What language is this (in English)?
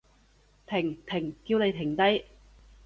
Cantonese